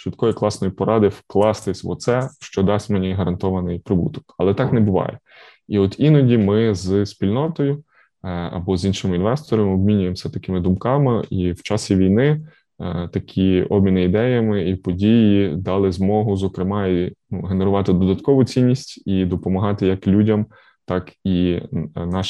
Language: Ukrainian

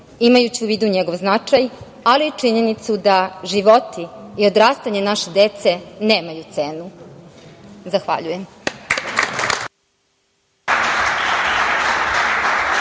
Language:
Serbian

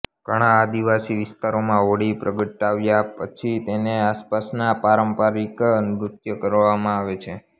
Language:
Gujarati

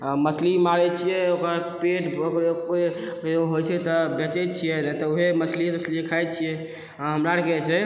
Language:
Maithili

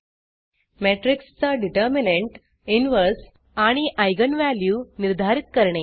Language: Marathi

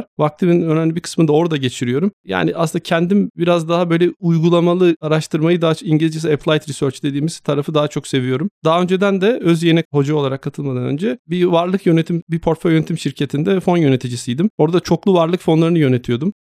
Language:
Turkish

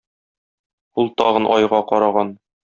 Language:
Tatar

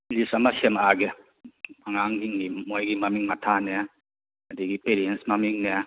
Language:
Manipuri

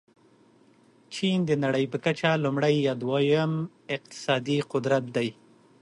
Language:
Pashto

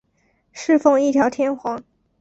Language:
Chinese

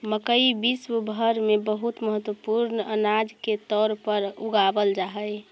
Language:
Magahi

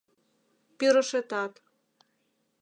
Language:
Mari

